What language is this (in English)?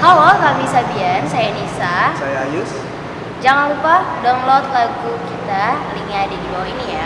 Malay